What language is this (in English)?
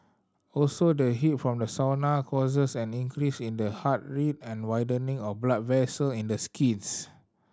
English